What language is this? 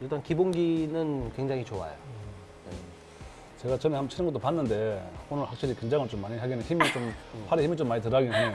Korean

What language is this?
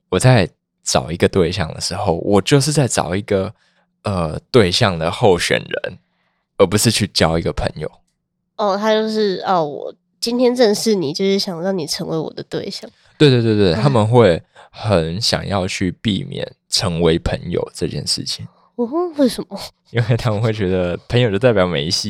Chinese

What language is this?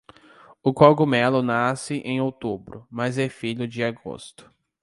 Portuguese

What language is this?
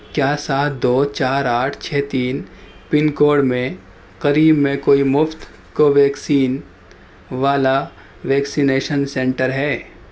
Urdu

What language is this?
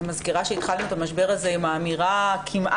Hebrew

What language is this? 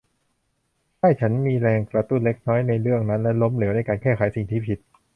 Thai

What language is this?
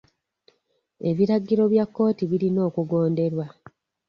Ganda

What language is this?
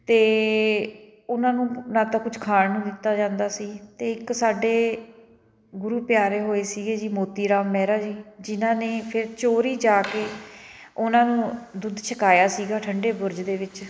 Punjabi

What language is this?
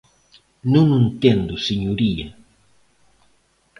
Galician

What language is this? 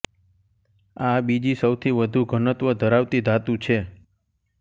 Gujarati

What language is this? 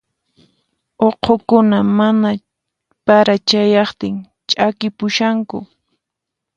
Puno Quechua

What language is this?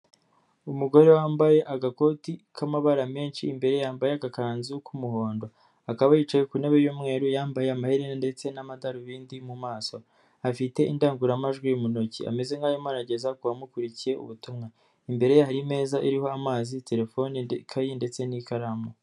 Kinyarwanda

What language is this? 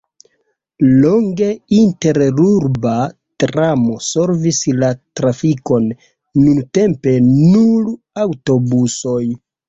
Esperanto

